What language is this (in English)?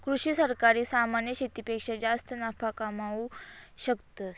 Marathi